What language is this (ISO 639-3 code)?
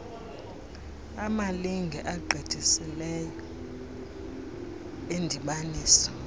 xho